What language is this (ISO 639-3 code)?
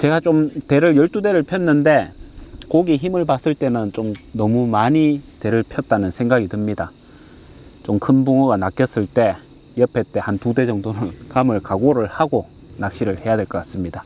kor